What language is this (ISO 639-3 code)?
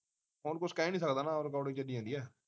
pan